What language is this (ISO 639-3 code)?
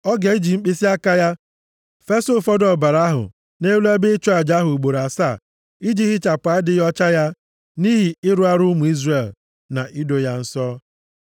ibo